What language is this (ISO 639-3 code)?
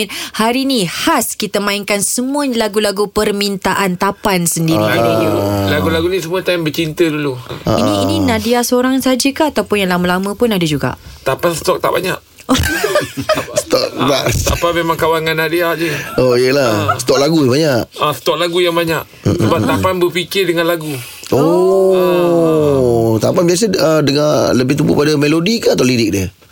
msa